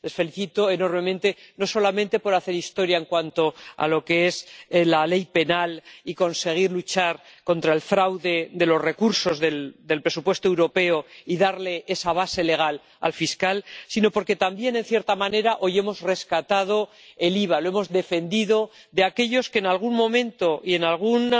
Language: Spanish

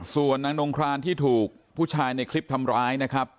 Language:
Thai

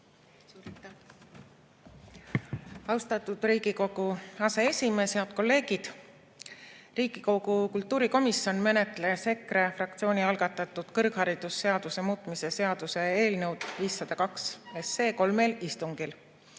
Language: Estonian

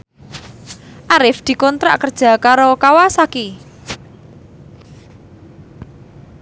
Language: Javanese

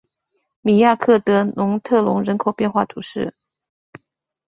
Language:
Chinese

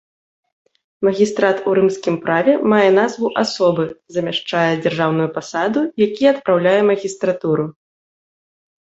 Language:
Belarusian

